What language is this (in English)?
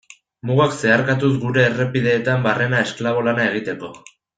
Basque